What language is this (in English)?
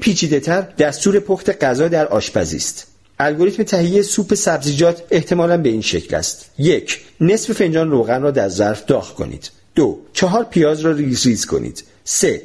Persian